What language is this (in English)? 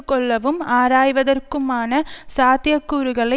Tamil